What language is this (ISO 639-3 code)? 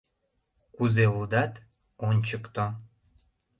chm